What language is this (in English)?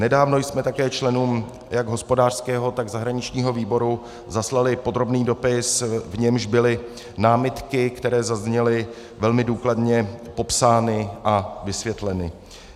Czech